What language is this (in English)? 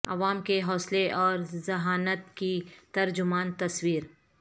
Urdu